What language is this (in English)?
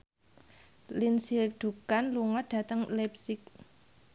Javanese